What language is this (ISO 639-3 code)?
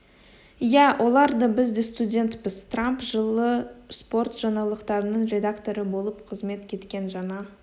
kaz